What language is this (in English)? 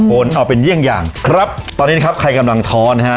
Thai